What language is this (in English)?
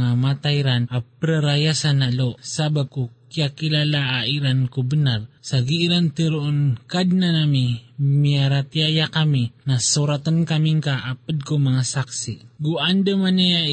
Filipino